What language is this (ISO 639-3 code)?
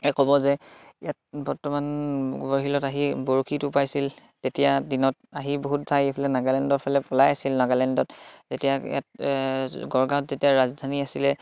asm